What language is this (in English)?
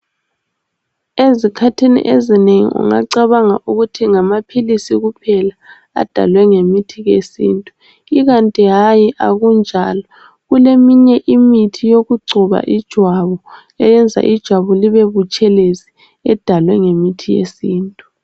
North Ndebele